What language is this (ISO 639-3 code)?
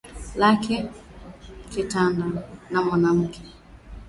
swa